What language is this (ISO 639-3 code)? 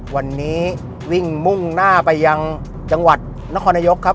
tha